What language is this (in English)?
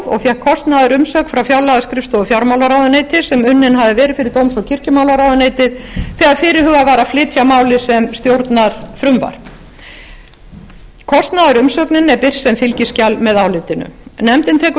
Icelandic